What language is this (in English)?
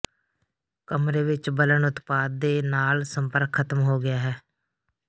Punjabi